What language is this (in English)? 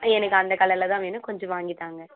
Tamil